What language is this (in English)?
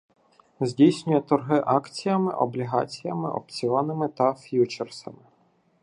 Ukrainian